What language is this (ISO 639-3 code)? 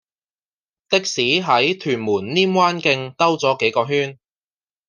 yue